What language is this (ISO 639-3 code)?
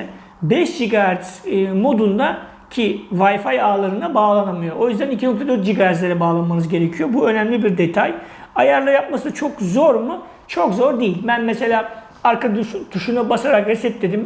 tur